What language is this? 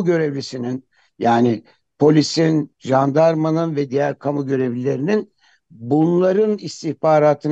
Turkish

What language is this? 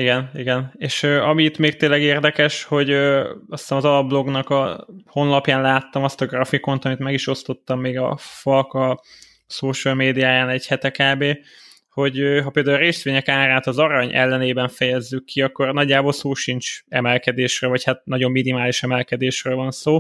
Hungarian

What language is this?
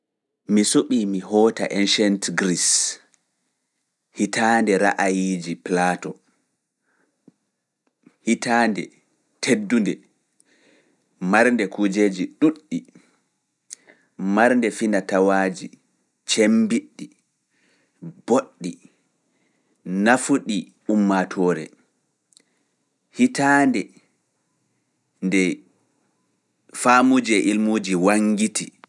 Fula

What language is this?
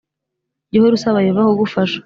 Kinyarwanda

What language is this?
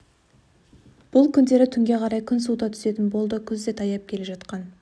Kazakh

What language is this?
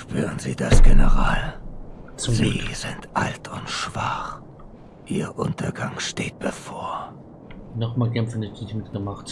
German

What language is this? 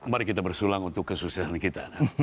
Indonesian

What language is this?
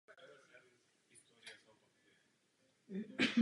Czech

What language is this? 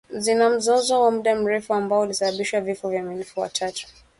Swahili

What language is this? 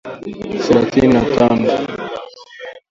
Swahili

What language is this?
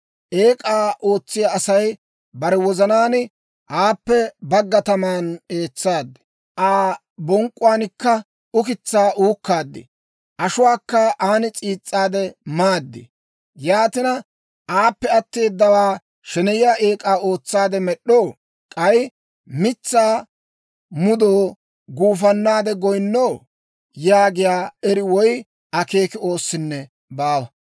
Dawro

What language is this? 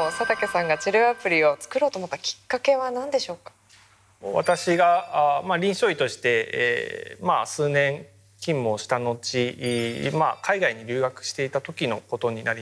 Japanese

